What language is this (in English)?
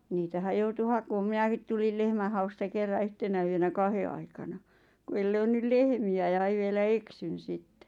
Finnish